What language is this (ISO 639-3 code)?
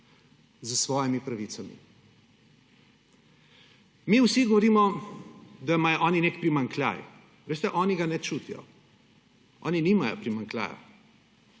slv